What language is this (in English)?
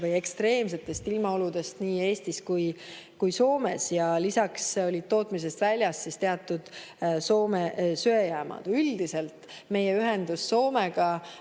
Estonian